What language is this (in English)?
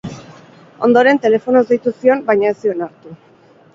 Basque